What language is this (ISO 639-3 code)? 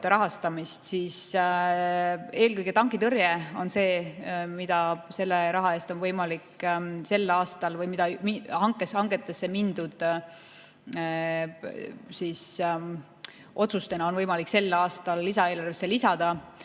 est